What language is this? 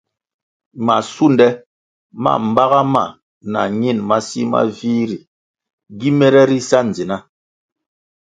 Kwasio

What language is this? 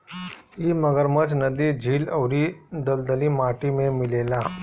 Bhojpuri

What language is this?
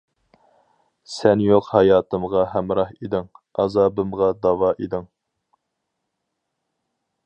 Uyghur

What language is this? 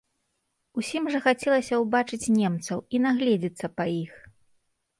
Belarusian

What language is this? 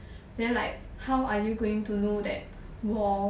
English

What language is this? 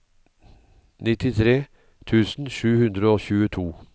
Norwegian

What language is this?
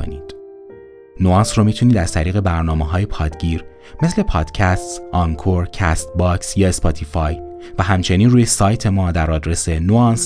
Persian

